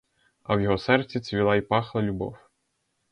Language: Ukrainian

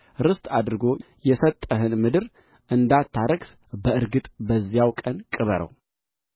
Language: Amharic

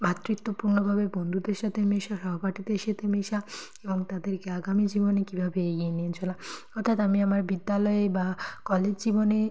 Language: Bangla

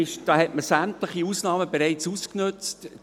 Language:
Swiss German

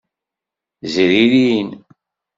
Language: Kabyle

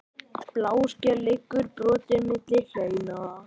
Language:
Icelandic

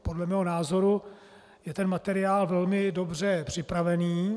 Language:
Czech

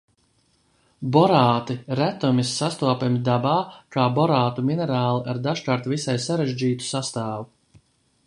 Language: Latvian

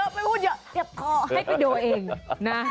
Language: Thai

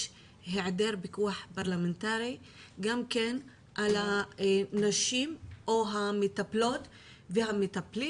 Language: Hebrew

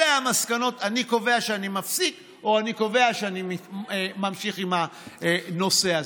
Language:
Hebrew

